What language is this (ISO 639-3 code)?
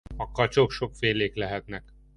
hun